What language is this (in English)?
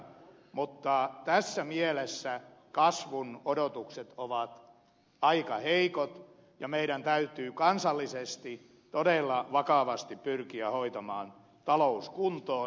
Finnish